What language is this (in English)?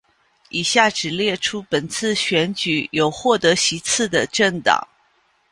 Chinese